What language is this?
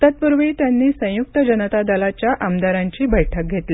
Marathi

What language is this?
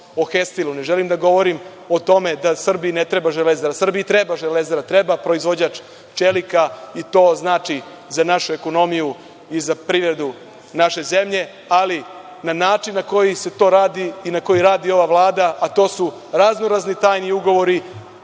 Serbian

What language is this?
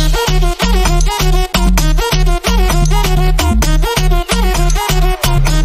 Vietnamese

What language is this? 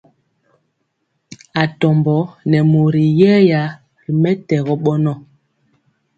Mpiemo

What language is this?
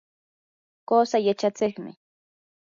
Yanahuanca Pasco Quechua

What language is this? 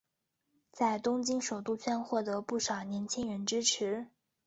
Chinese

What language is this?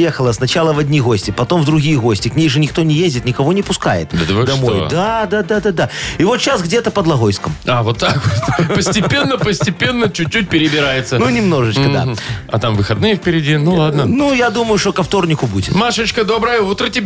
Russian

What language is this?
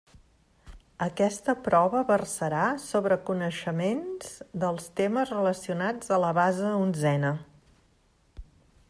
Catalan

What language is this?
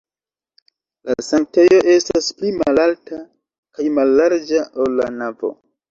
Esperanto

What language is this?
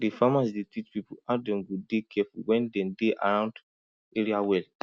Nigerian Pidgin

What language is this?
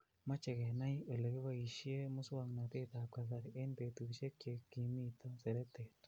Kalenjin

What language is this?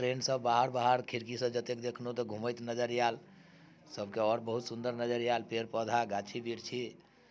Maithili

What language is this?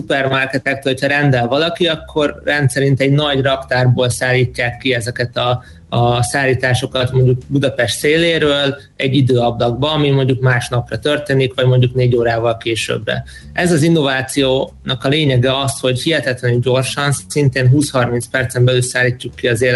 Hungarian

